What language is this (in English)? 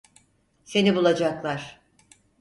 Turkish